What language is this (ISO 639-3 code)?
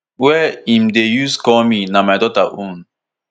pcm